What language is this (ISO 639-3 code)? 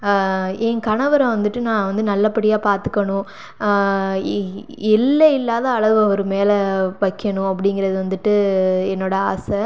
tam